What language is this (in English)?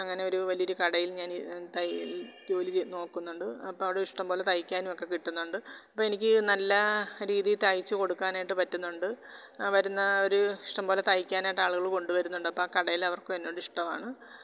Malayalam